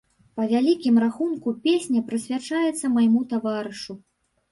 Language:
Belarusian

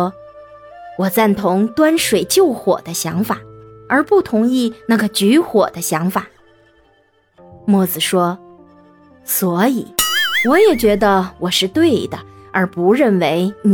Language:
Chinese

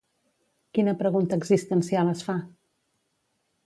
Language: Catalan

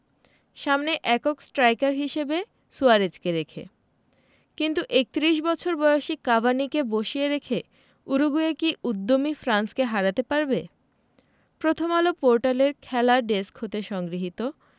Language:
Bangla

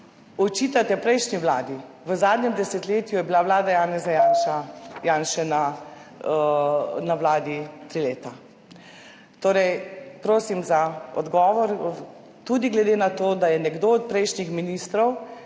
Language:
Slovenian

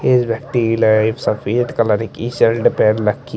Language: Hindi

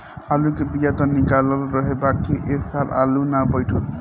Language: Bhojpuri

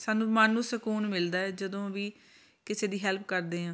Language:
Punjabi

